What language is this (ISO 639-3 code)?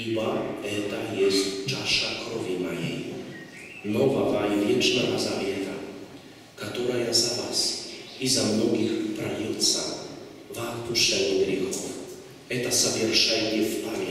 rus